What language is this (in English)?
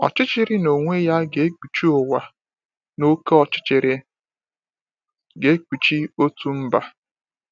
Igbo